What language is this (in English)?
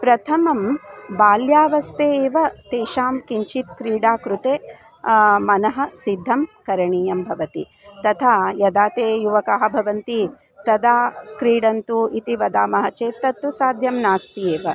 Sanskrit